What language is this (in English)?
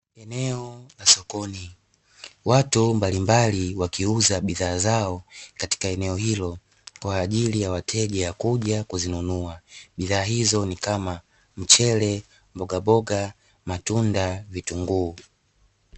Swahili